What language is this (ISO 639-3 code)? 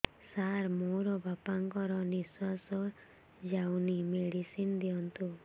ori